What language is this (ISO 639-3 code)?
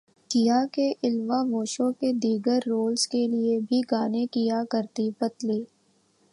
urd